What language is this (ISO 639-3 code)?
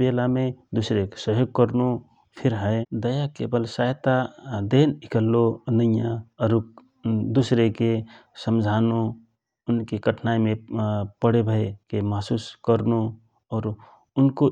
thr